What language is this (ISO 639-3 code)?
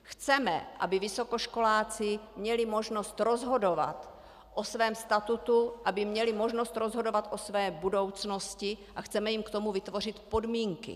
ces